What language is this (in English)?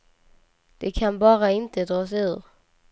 Swedish